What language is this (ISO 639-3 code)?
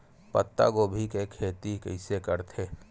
hne